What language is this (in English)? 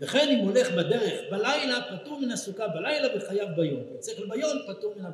Hebrew